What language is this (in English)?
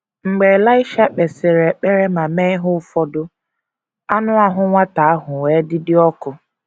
Igbo